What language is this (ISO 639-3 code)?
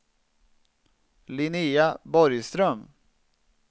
swe